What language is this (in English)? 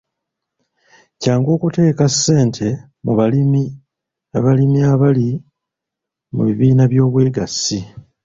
Ganda